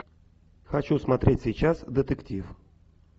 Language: Russian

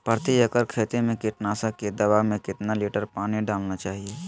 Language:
Magahi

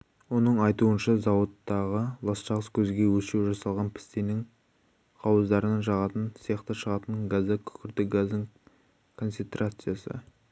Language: Kazakh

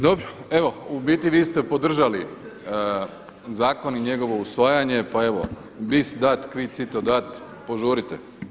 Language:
Croatian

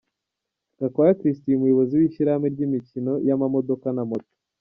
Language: Kinyarwanda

